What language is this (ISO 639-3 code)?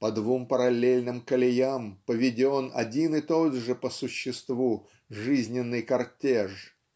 rus